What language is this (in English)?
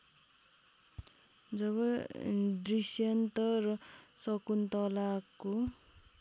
Nepali